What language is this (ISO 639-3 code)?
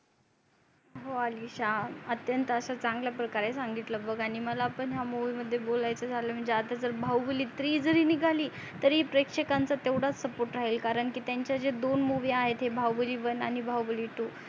mar